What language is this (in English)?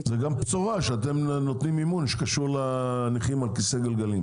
Hebrew